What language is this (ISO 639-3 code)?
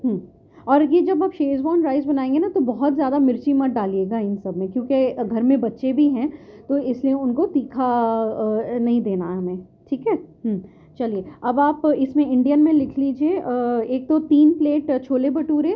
urd